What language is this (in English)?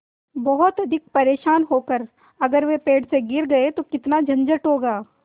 Hindi